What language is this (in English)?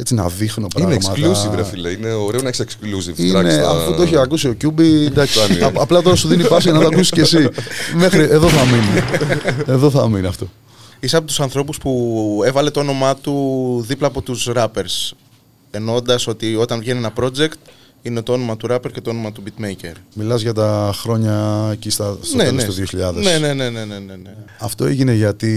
Greek